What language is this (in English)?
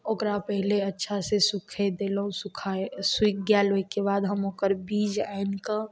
Maithili